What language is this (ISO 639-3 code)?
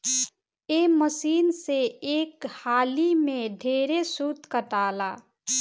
bho